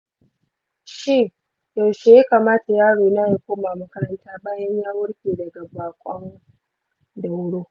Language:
Hausa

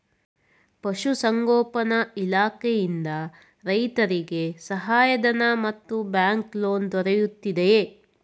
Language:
Kannada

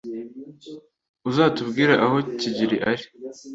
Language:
Kinyarwanda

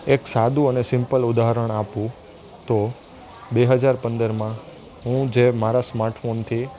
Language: Gujarati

